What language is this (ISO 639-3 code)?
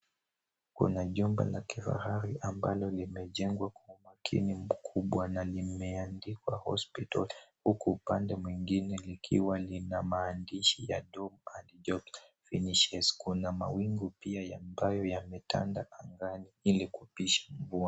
swa